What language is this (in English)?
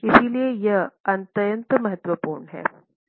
Hindi